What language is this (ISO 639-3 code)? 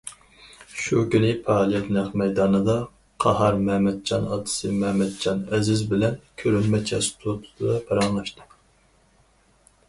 uig